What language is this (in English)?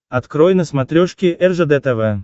Russian